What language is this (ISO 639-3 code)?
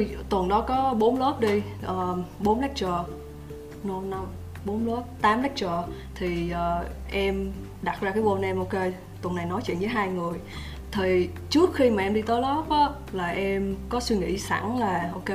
vie